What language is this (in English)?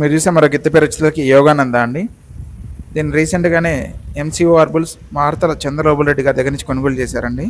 Telugu